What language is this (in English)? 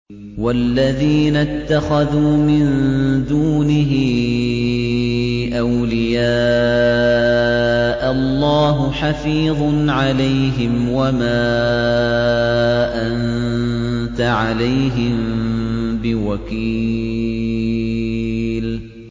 Arabic